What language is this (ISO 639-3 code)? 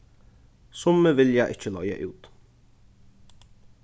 fao